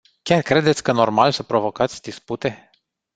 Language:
Romanian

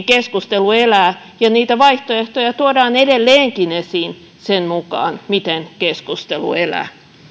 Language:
Finnish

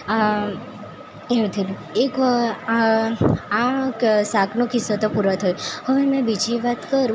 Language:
Gujarati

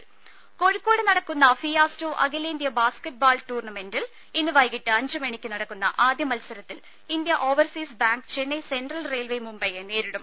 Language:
Malayalam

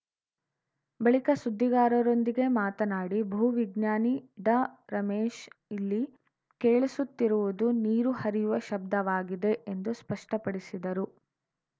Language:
Kannada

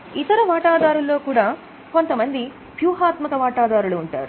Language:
Telugu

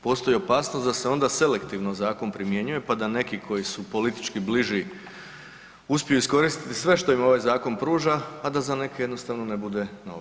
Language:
Croatian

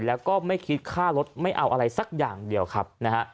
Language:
Thai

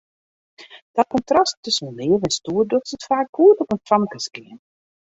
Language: Western Frisian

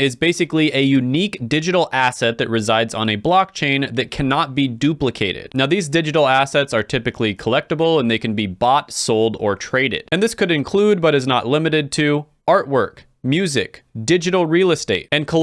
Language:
English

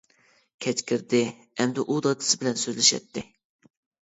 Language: Uyghur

